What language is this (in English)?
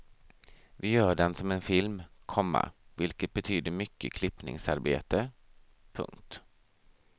Swedish